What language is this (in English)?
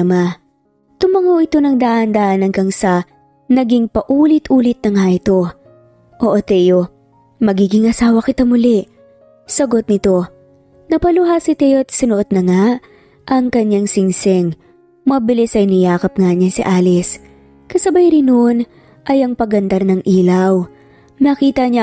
Filipino